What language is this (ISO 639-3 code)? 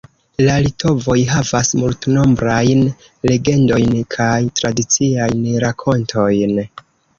epo